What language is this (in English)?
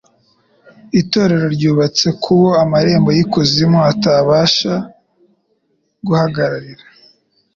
Kinyarwanda